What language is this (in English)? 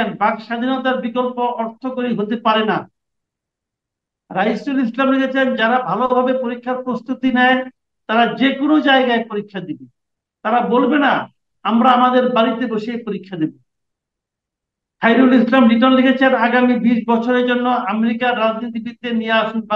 Arabic